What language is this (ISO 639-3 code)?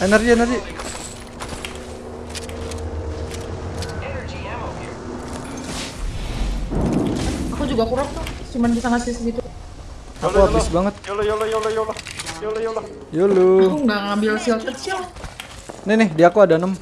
ind